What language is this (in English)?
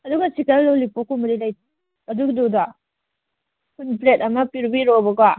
Manipuri